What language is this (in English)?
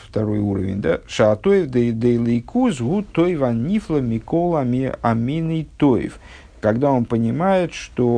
Russian